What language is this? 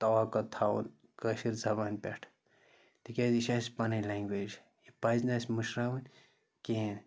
Kashmiri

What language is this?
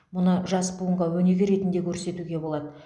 Kazakh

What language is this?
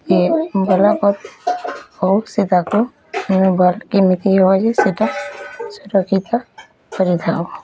Odia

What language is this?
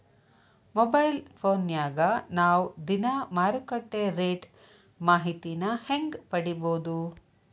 Kannada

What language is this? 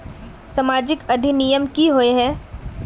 Magahi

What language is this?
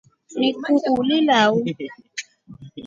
Rombo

